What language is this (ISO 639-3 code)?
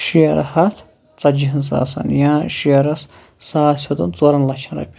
kas